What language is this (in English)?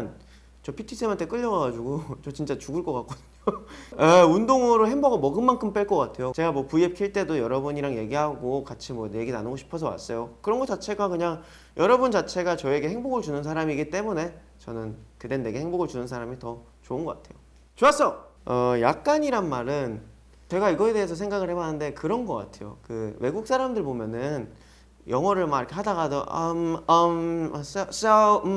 Korean